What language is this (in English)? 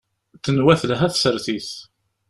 Kabyle